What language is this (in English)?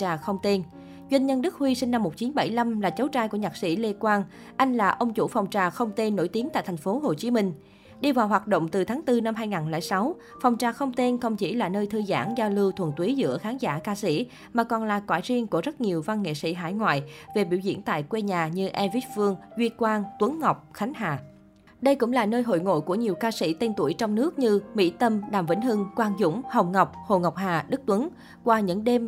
Vietnamese